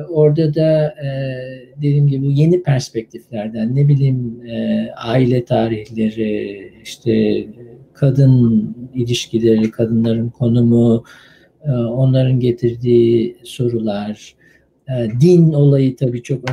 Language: Turkish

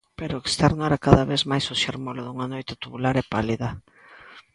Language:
Galician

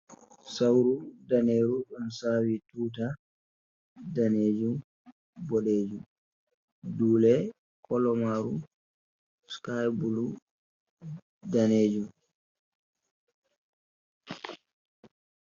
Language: Fula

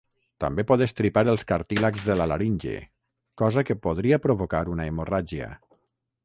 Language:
Catalan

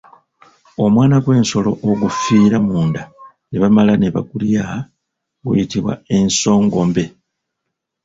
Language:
Ganda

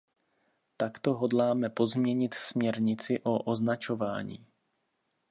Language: Czech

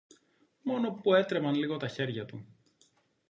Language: Greek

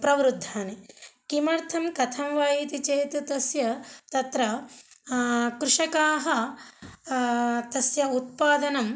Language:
Sanskrit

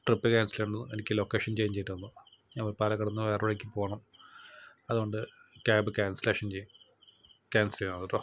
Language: Malayalam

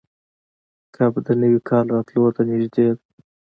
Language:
Pashto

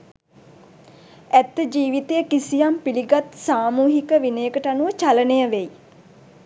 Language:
Sinhala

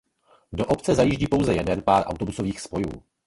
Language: Czech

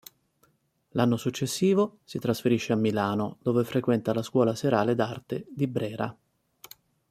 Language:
Italian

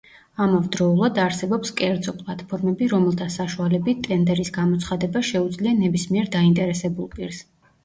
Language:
Georgian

